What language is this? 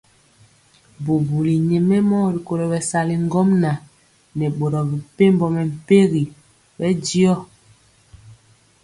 Mpiemo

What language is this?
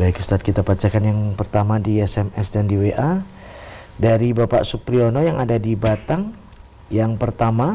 Indonesian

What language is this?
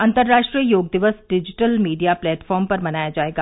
Hindi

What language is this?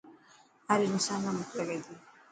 Dhatki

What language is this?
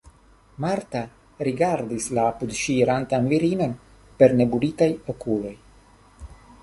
Esperanto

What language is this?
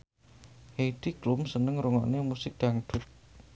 Javanese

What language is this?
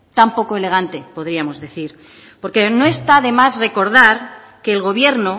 Spanish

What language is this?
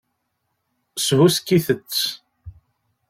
Kabyle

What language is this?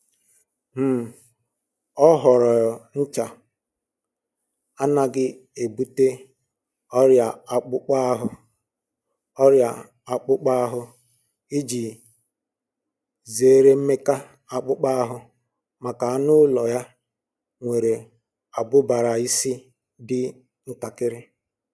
Igbo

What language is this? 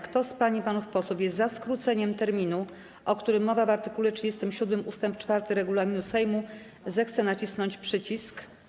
Polish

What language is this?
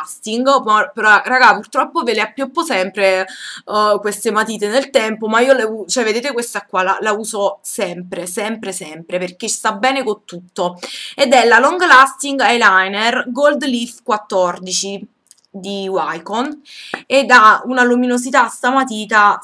Italian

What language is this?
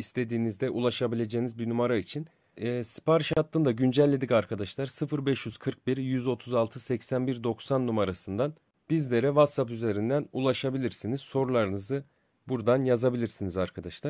Turkish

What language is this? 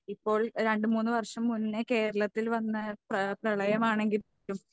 Malayalam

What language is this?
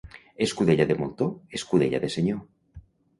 Catalan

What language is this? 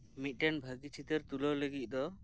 Santali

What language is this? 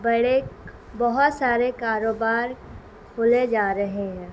Urdu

